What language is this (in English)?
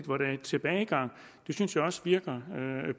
Danish